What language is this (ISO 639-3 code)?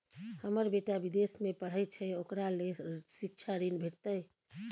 mai